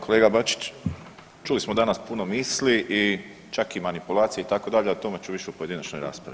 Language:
Croatian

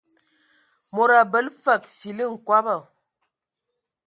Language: Ewondo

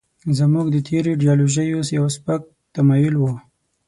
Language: Pashto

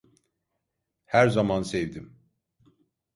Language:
Turkish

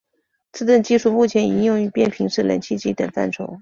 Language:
Chinese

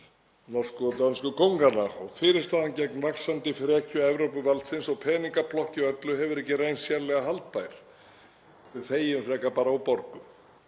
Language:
Icelandic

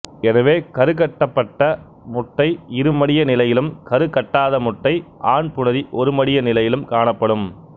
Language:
Tamil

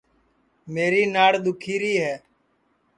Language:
Sansi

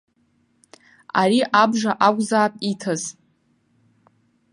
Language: Abkhazian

